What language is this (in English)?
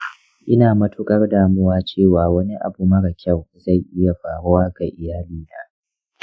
Hausa